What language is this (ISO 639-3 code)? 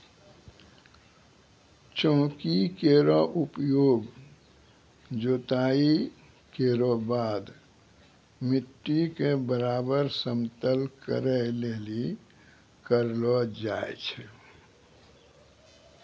mai